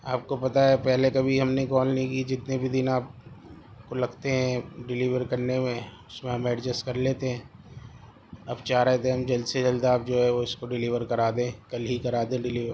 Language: Urdu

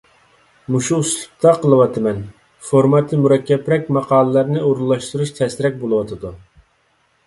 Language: Uyghur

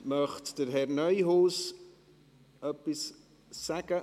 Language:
Swiss German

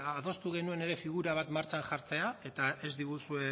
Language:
Basque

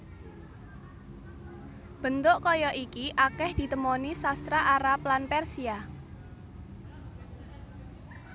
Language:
Javanese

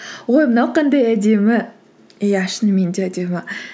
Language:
Kazakh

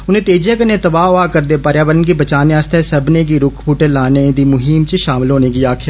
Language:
Dogri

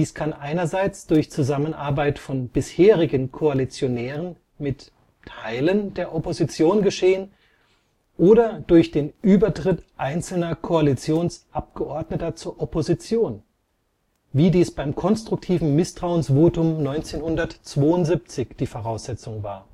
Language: German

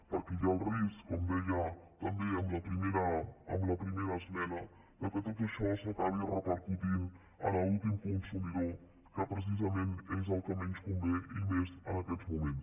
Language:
Catalan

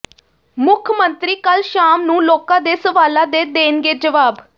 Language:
Punjabi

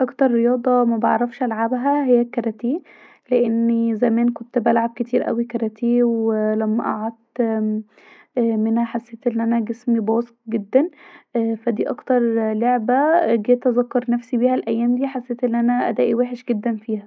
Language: Egyptian Arabic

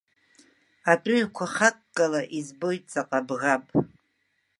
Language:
Abkhazian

